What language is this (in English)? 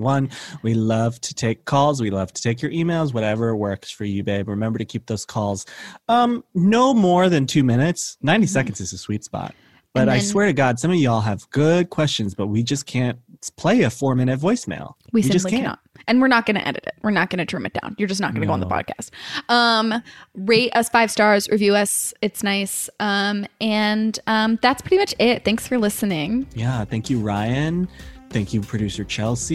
English